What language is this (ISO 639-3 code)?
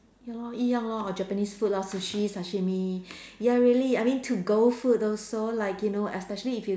eng